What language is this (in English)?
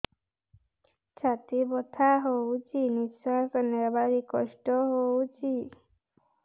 Odia